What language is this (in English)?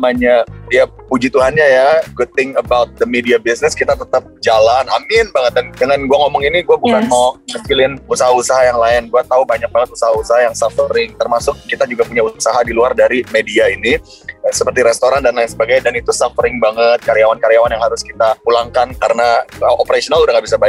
Indonesian